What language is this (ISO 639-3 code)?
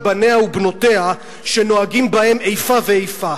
heb